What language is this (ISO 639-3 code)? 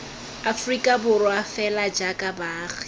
tsn